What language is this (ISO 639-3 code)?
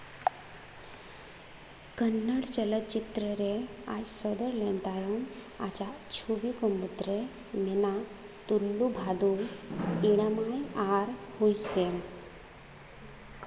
sat